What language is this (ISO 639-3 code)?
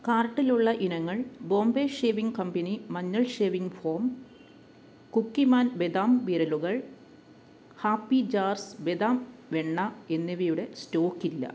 mal